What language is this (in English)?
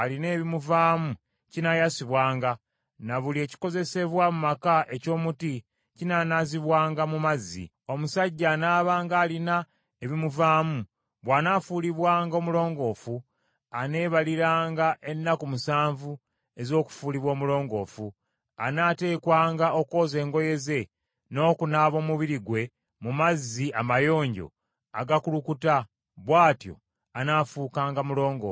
Ganda